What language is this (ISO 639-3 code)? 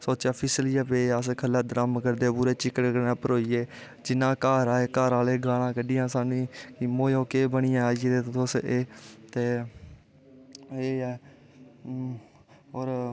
doi